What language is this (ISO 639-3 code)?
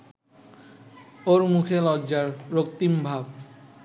ben